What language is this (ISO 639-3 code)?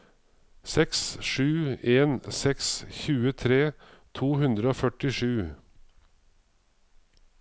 nor